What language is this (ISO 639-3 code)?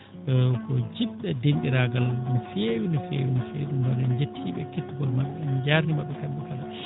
ful